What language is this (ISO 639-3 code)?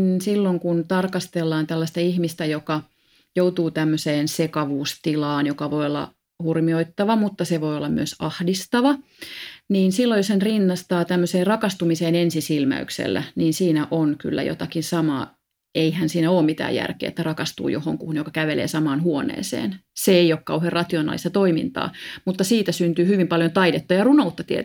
fin